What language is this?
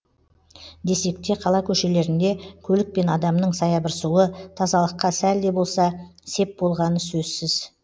Kazakh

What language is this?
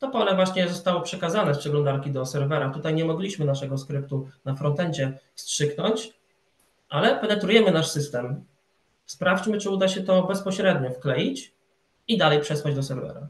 Polish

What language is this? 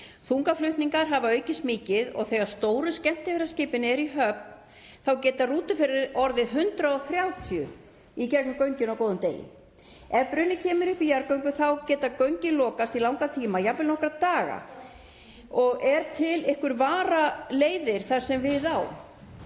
Icelandic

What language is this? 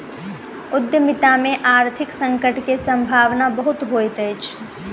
Maithili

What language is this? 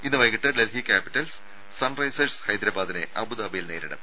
Malayalam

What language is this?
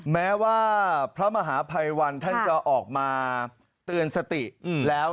Thai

